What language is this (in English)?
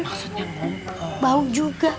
Indonesian